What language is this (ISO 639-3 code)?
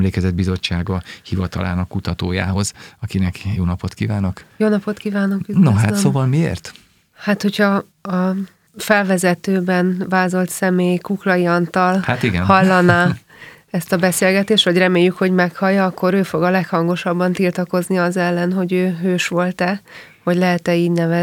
hun